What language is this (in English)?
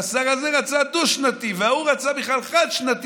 Hebrew